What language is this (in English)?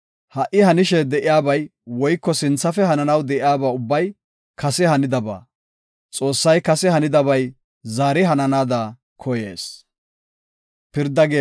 Gofa